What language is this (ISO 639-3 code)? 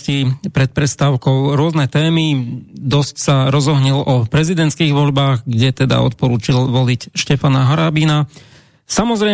slk